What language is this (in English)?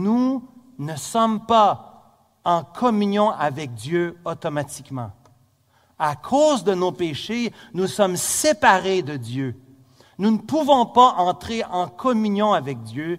French